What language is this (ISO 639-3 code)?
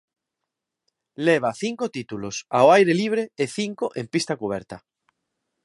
glg